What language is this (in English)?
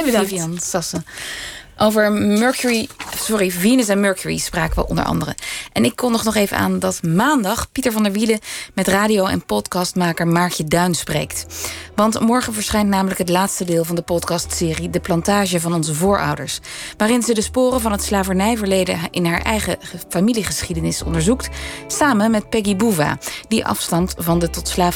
Dutch